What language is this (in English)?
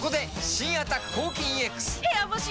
Japanese